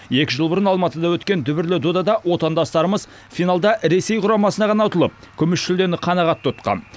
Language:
Kazakh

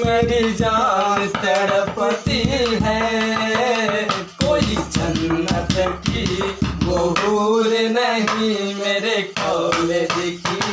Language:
Hindi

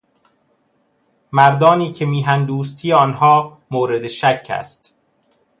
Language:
Persian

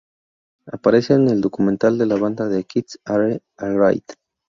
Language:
Spanish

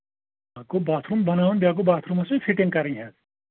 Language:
Kashmiri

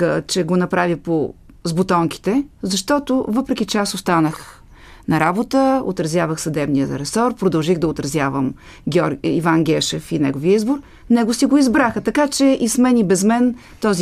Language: Bulgarian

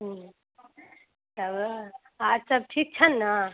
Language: Maithili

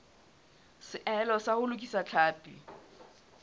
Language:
Southern Sotho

